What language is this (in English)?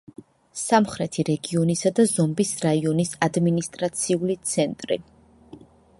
Georgian